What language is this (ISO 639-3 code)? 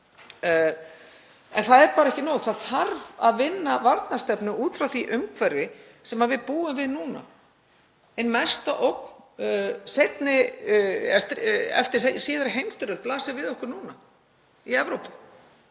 isl